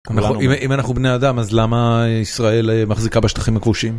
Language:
Hebrew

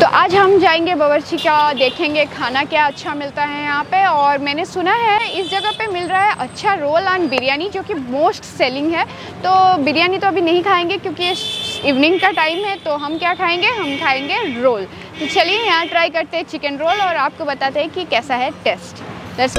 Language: Hindi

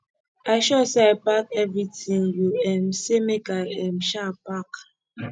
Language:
Nigerian Pidgin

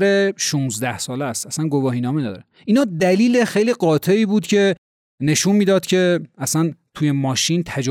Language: Persian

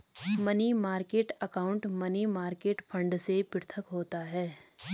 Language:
Hindi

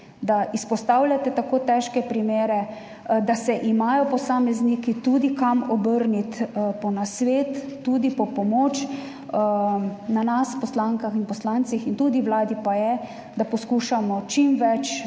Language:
Slovenian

